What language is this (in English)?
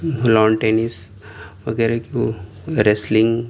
Urdu